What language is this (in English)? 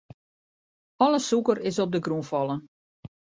Western Frisian